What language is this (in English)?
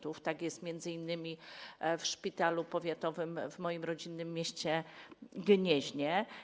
Polish